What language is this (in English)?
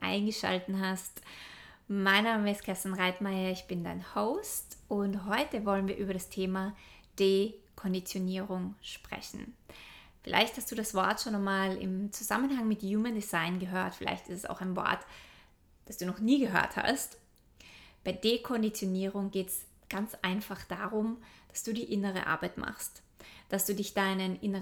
German